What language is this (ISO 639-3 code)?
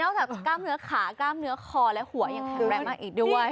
tha